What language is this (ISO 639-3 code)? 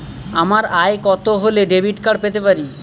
ben